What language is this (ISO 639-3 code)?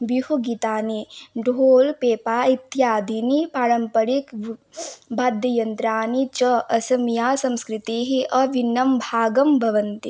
san